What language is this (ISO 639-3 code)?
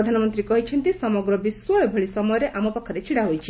ori